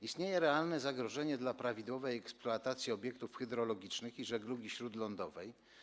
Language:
Polish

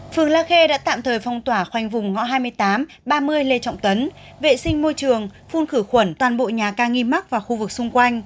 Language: Vietnamese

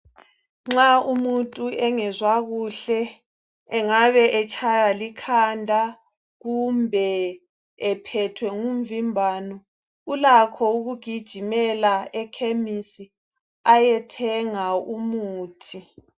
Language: North Ndebele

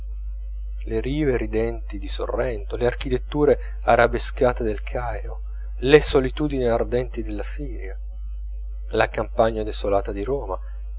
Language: Italian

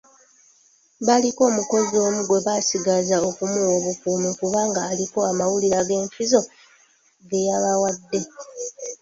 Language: Ganda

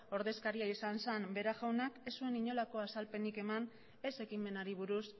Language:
Basque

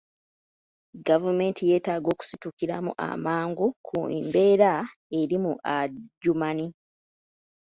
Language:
Ganda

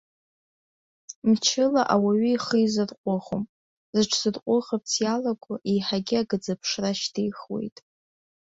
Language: Abkhazian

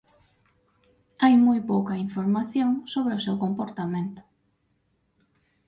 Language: Galician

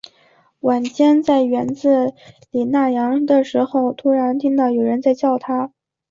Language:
Chinese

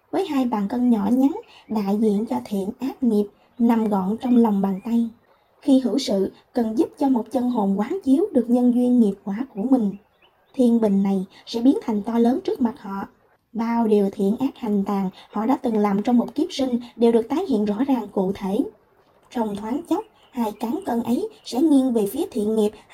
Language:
Vietnamese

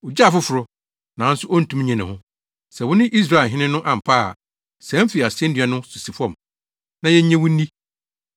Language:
Akan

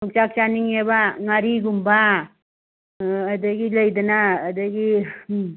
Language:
Manipuri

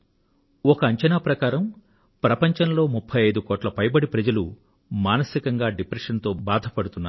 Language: Telugu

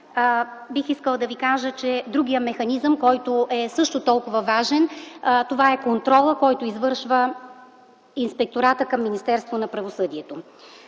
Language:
Bulgarian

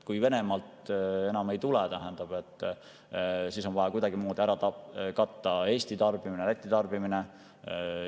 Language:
Estonian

